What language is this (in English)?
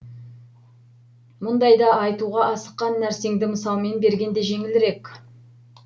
Kazakh